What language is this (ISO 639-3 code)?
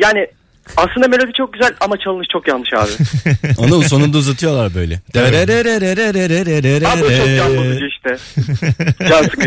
tur